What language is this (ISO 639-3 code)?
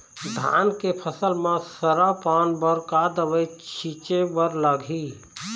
hne